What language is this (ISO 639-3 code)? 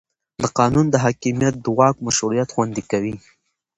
pus